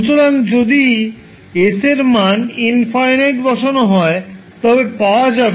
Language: Bangla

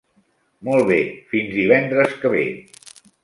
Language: Catalan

